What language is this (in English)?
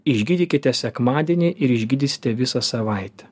Lithuanian